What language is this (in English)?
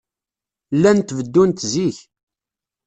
Kabyle